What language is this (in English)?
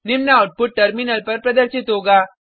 Hindi